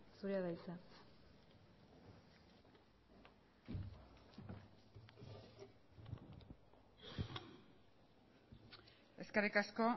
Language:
Basque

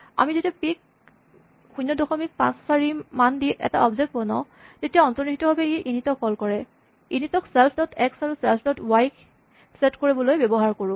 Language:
Assamese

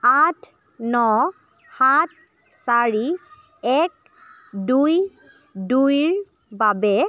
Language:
Assamese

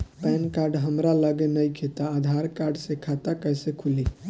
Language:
Bhojpuri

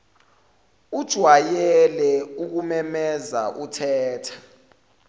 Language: Zulu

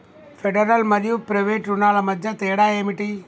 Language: Telugu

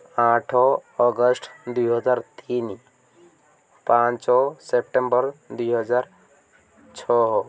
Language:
Odia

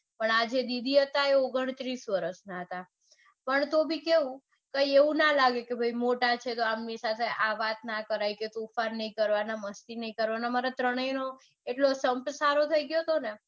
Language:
Gujarati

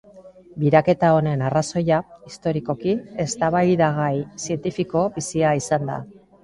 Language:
Basque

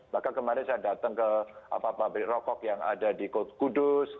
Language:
Indonesian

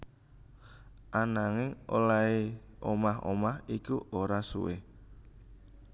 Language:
Javanese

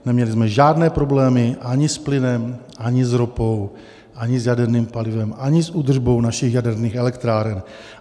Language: Czech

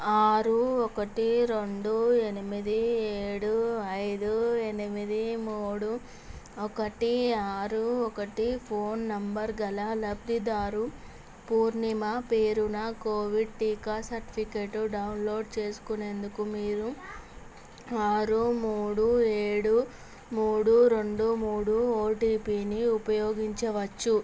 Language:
Telugu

